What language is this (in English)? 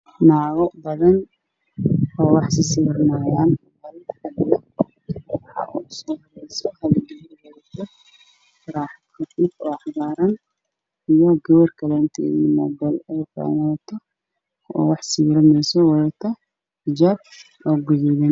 Somali